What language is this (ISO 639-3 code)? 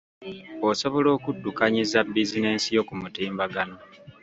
lug